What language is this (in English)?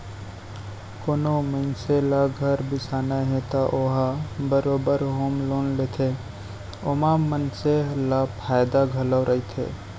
Chhattisgarhi